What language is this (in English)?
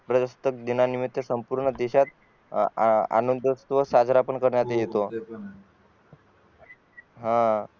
Marathi